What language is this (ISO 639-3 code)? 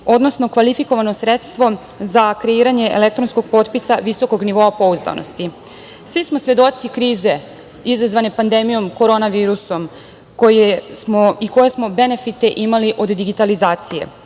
srp